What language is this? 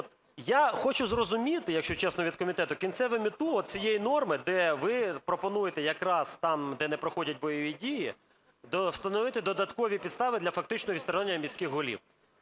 Ukrainian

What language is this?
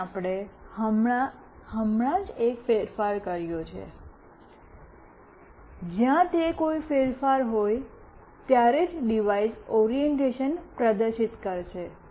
Gujarati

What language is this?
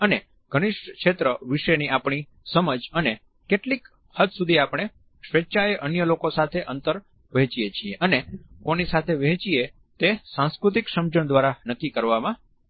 Gujarati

